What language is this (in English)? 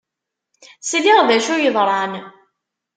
Kabyle